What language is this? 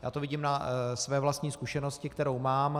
Czech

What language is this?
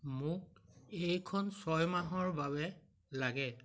Assamese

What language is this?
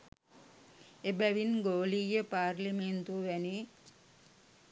Sinhala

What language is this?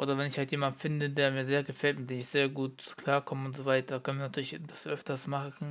German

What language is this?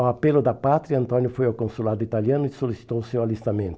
Portuguese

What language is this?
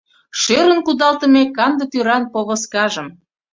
Mari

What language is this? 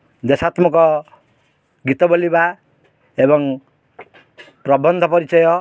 Odia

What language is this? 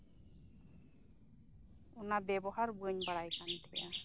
Santali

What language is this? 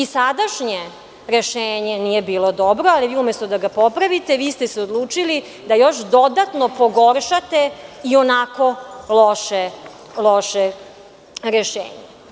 Serbian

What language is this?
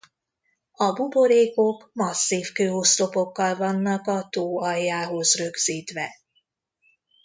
Hungarian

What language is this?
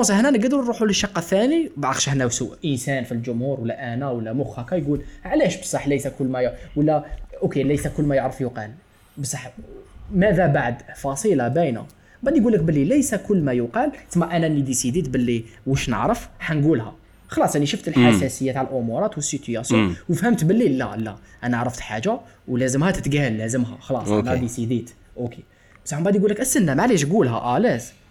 Arabic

